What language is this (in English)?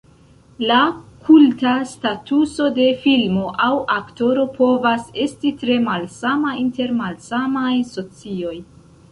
Esperanto